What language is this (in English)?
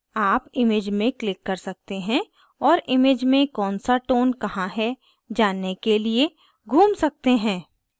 Hindi